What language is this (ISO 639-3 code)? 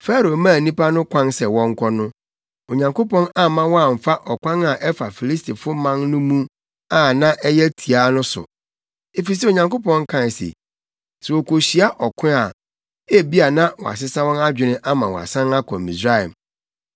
aka